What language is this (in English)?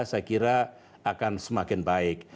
Indonesian